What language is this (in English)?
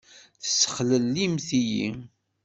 Kabyle